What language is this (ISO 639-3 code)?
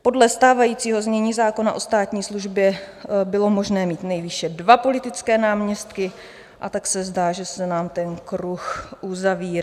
ces